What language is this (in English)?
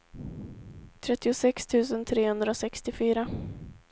Swedish